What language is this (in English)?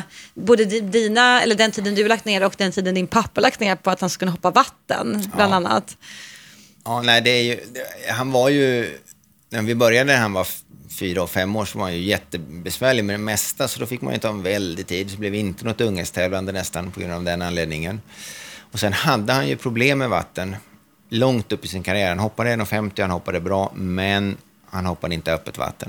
Swedish